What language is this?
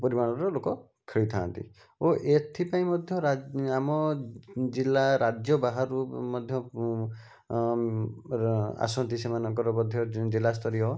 Odia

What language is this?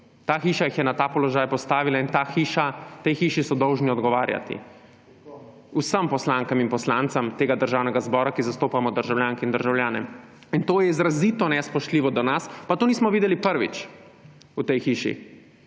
Slovenian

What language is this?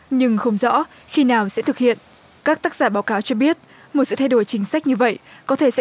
Vietnamese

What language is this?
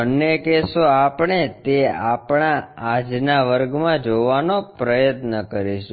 Gujarati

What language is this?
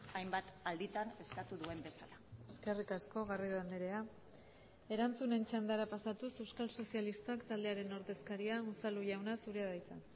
Basque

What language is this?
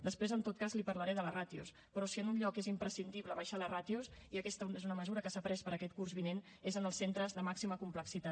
Catalan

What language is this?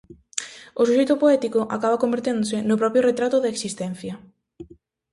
Galician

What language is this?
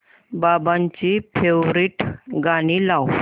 Marathi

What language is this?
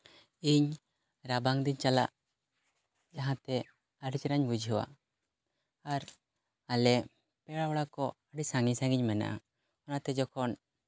Santali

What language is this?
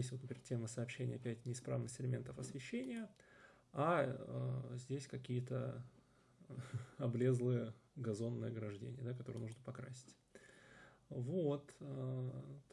Russian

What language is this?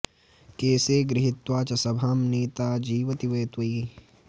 Sanskrit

